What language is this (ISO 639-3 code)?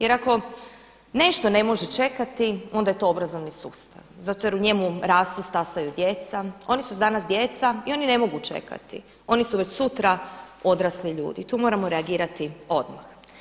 hrv